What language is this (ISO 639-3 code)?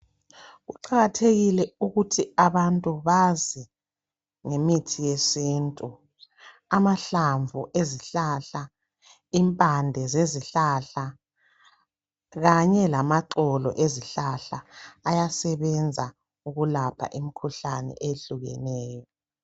nde